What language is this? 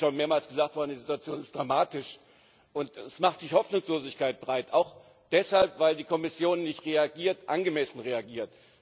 German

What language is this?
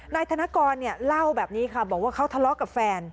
Thai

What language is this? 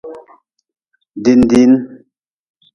Nawdm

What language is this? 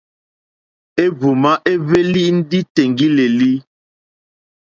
Mokpwe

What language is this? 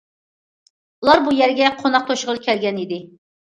Uyghur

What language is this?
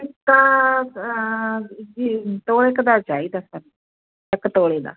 Punjabi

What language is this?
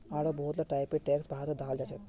Magahi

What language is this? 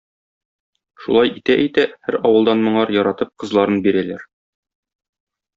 Tatar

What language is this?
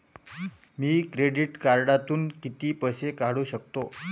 Marathi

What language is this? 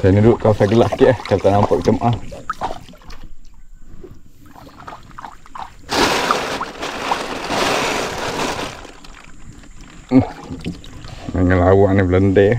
Malay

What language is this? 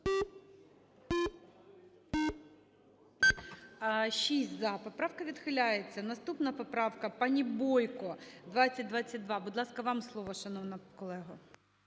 Ukrainian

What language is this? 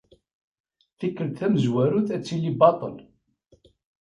Kabyle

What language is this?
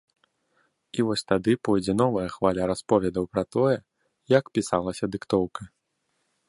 Belarusian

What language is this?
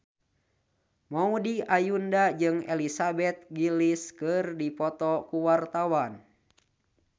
Sundanese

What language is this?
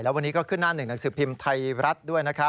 Thai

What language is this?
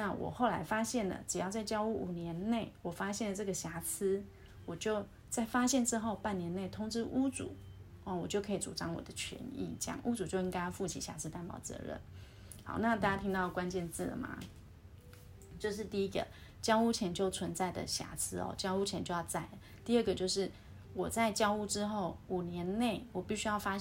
Chinese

